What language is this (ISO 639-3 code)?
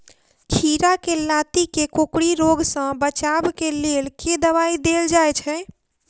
mai